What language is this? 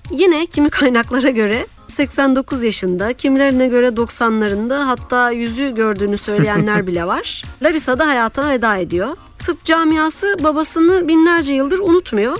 Turkish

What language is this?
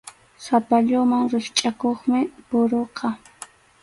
Arequipa-La Unión Quechua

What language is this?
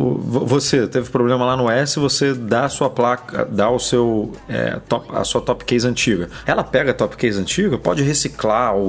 Portuguese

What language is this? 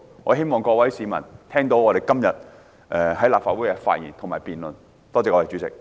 Cantonese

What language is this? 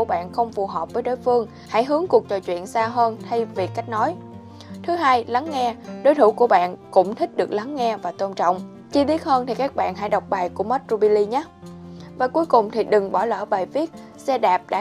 Vietnamese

